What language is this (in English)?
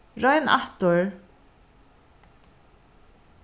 Faroese